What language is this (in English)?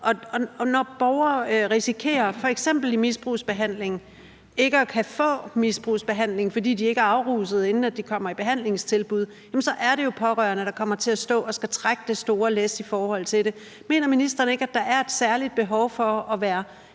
Danish